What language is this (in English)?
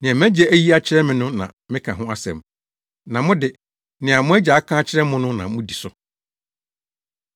Akan